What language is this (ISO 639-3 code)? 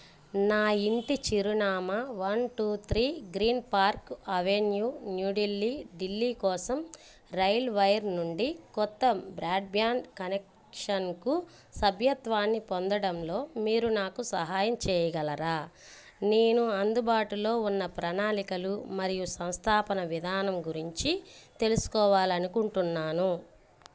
tel